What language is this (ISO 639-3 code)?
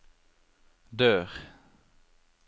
nor